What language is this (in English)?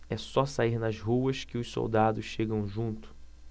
Portuguese